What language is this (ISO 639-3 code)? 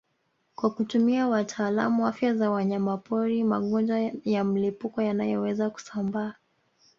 swa